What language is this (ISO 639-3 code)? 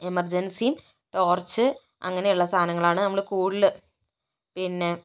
mal